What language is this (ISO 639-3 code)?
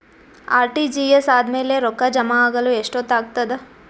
kan